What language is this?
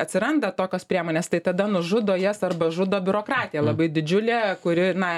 Lithuanian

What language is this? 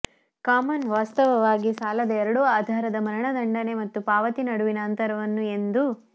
Kannada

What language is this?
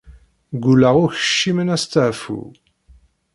Kabyle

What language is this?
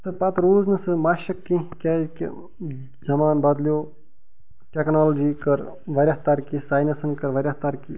Kashmiri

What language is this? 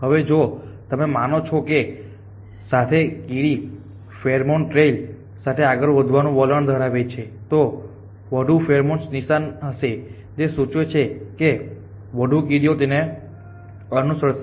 Gujarati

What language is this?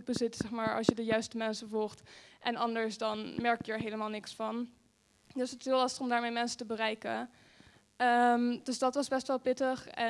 Dutch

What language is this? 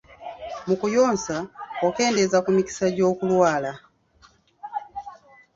Ganda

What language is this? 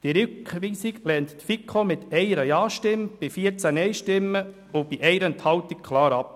Swiss German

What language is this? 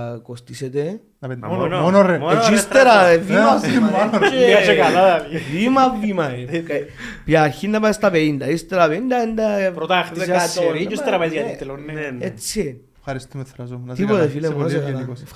Greek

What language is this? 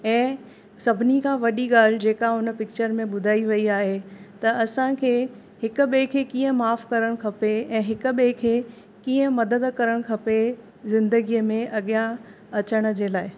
Sindhi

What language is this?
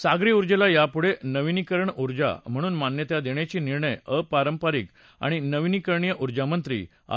Marathi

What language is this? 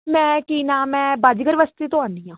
Punjabi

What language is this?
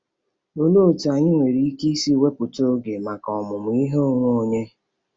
Igbo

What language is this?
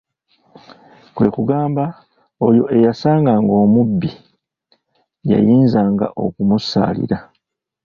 Ganda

